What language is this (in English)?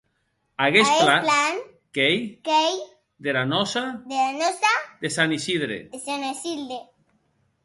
Occitan